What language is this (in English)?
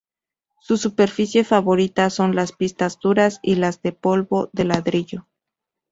Spanish